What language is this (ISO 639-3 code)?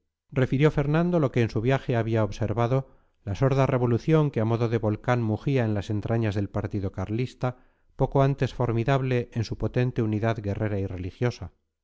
spa